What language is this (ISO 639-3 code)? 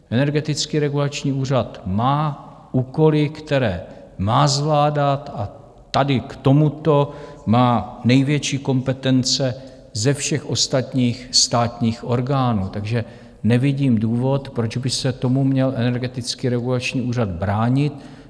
ces